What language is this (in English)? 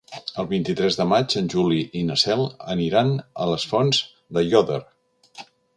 Catalan